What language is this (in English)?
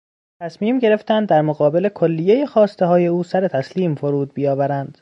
Persian